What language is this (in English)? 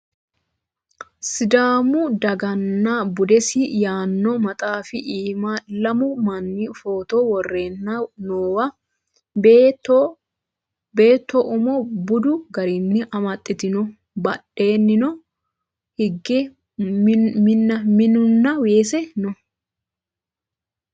Sidamo